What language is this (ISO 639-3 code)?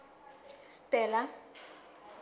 sot